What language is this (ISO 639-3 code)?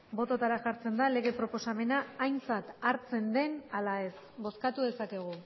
eus